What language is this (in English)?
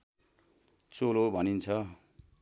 Nepali